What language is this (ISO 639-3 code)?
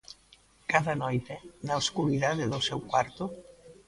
glg